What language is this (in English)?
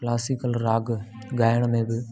Sindhi